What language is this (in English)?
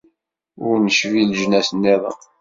Kabyle